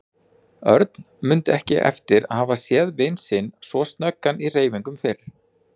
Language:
Icelandic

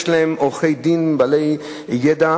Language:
Hebrew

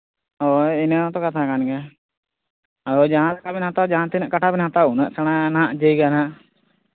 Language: Santali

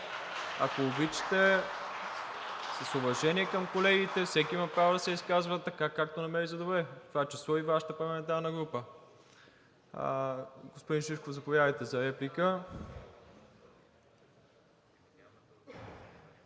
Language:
Bulgarian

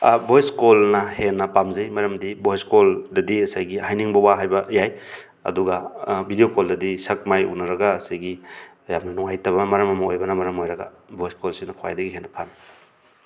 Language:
Manipuri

